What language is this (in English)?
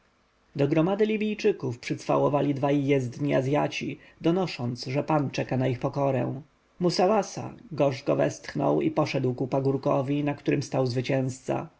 Polish